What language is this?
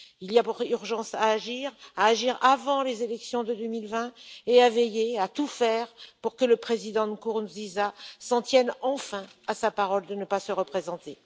French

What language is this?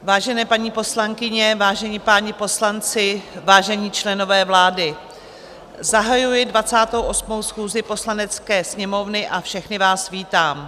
Czech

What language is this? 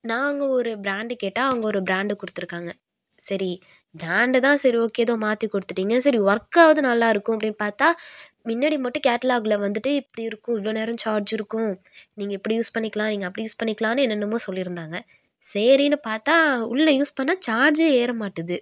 Tamil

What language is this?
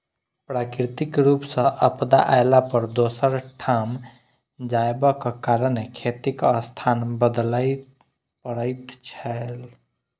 Maithili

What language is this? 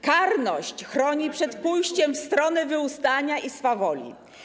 Polish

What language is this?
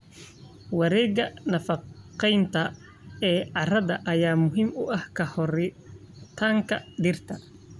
Somali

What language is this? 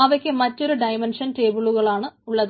Malayalam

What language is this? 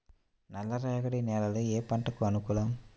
Telugu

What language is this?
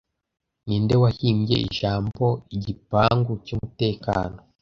Kinyarwanda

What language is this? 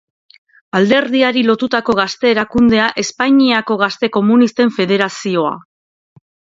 Basque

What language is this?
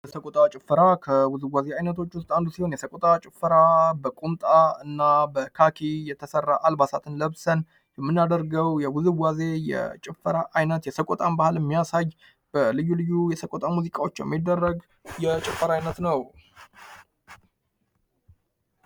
Amharic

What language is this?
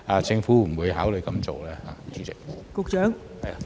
Cantonese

